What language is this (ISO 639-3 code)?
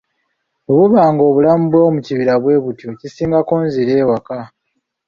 lug